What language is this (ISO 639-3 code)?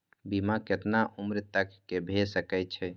mai